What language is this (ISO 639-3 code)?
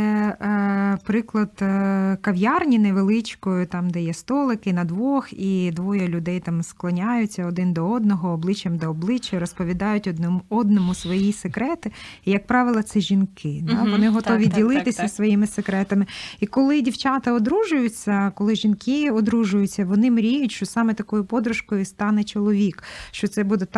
ukr